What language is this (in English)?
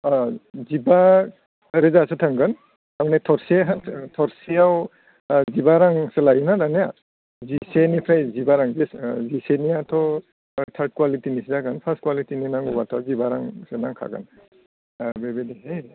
Bodo